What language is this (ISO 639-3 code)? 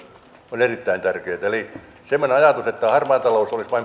fin